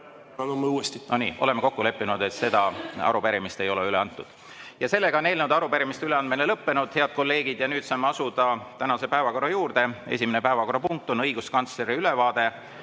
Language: Estonian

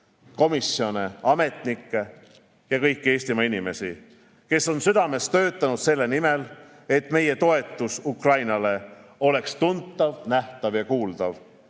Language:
Estonian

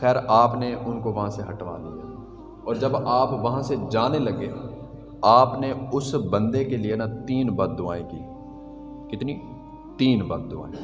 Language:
Urdu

